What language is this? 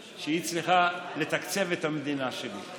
Hebrew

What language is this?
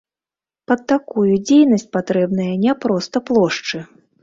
Belarusian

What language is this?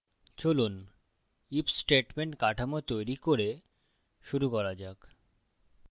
Bangla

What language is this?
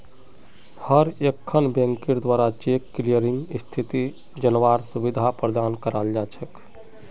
Magahi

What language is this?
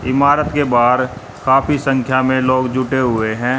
Hindi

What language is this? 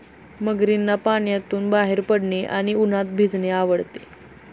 Marathi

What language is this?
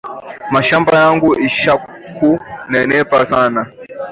Swahili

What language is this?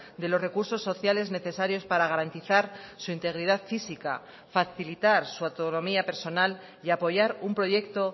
Spanish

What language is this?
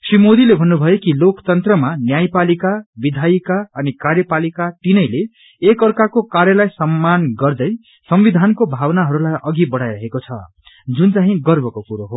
Nepali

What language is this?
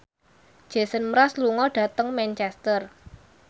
Javanese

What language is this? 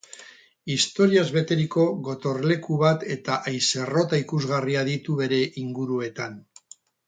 Basque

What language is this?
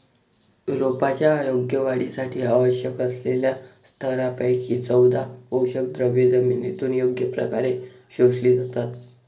Marathi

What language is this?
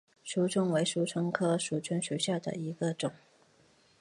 Chinese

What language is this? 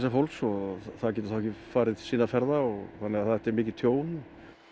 Icelandic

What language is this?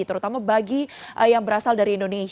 Indonesian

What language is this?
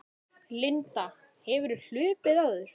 Icelandic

